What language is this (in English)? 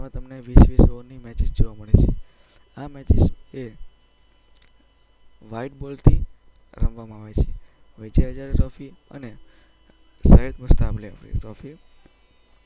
Gujarati